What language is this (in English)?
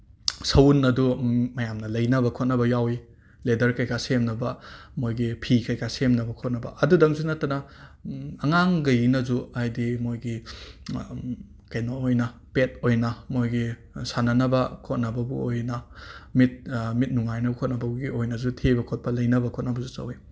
Manipuri